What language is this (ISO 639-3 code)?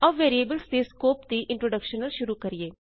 pan